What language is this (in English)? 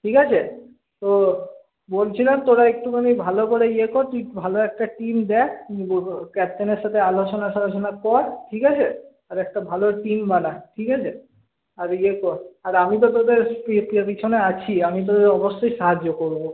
Bangla